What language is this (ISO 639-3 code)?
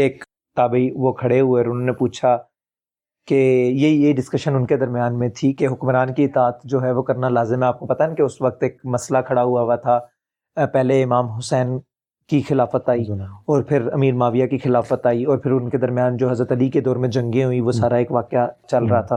urd